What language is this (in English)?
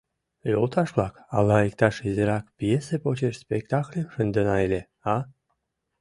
Mari